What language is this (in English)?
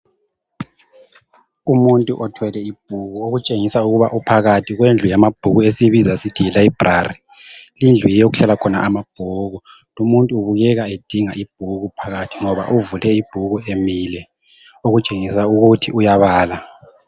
North Ndebele